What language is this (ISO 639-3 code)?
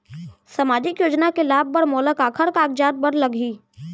hne